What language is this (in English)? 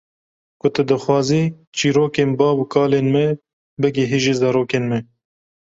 Kurdish